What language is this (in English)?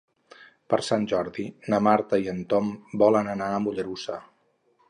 Catalan